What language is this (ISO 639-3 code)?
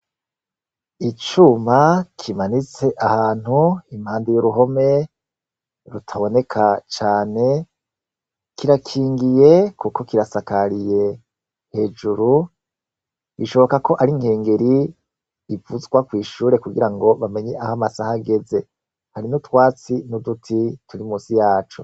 run